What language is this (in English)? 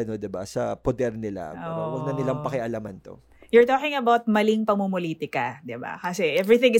Filipino